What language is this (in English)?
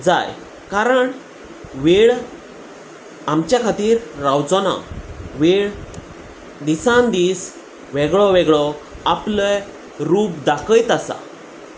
Konkani